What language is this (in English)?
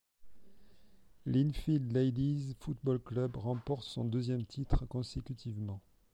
French